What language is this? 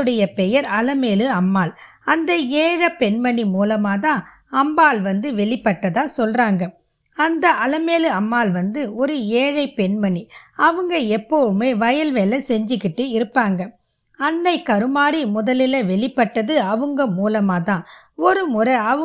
Tamil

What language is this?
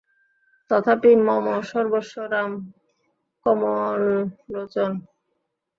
Bangla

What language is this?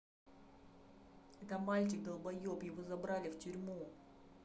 Russian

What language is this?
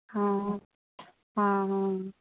Urdu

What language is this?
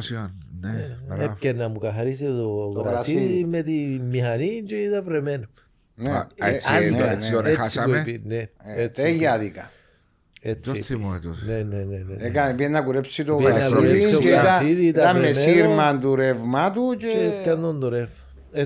Greek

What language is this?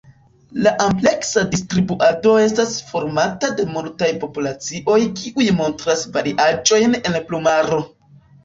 Esperanto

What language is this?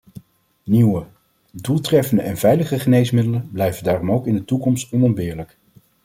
Dutch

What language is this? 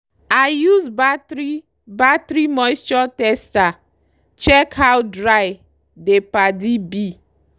Nigerian Pidgin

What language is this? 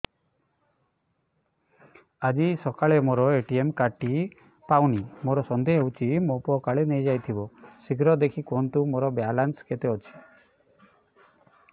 Odia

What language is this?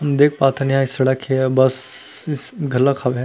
Chhattisgarhi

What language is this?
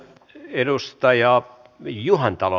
Finnish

